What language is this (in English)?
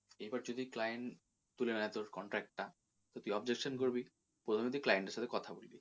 Bangla